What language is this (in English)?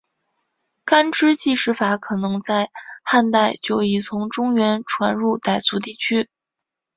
Chinese